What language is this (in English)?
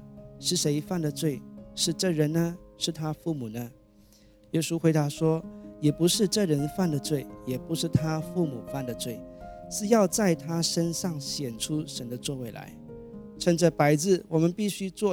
Chinese